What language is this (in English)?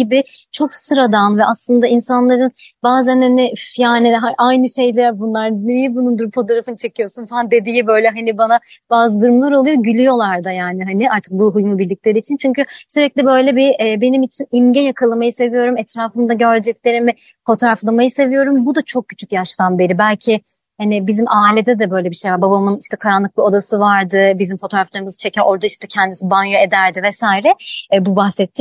Turkish